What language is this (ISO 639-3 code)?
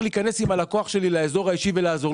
heb